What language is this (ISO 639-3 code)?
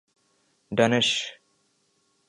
urd